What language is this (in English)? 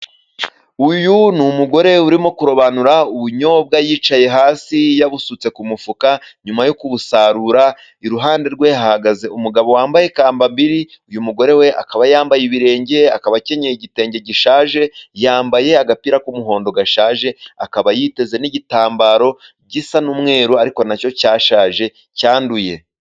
Kinyarwanda